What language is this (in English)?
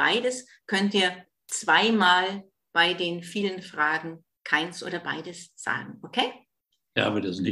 German